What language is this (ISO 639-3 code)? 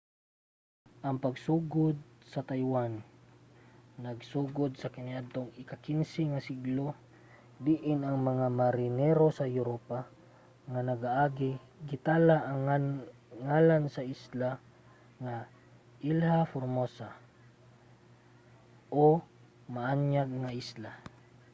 ceb